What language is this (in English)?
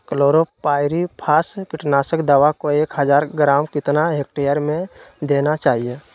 Magahi